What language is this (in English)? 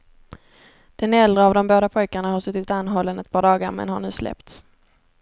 Swedish